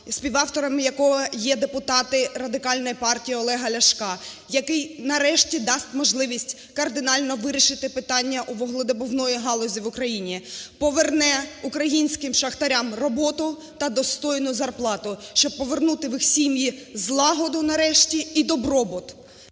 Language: Ukrainian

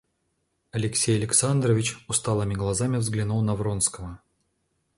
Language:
Russian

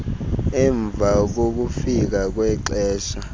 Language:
Xhosa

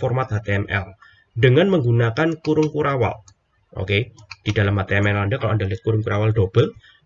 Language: Indonesian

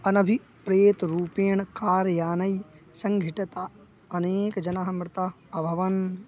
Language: Sanskrit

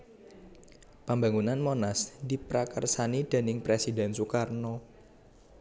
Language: Javanese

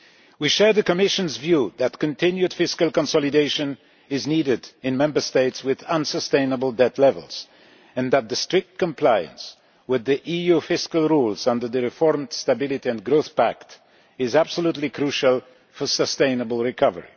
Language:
English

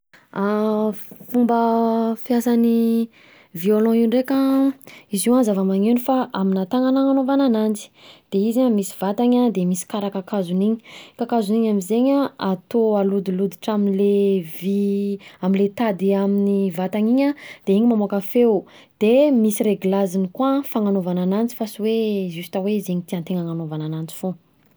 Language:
Southern Betsimisaraka Malagasy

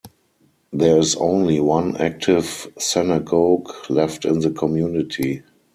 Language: English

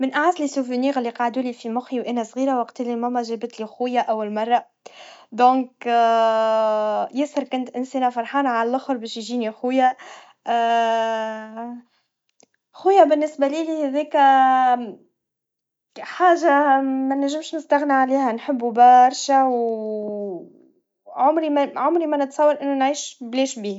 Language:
Tunisian Arabic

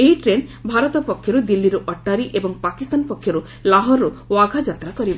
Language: Odia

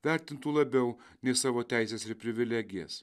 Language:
Lithuanian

